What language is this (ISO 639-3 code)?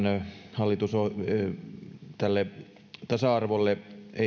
fin